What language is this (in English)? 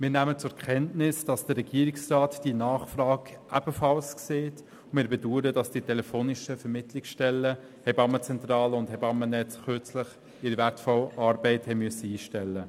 Swiss German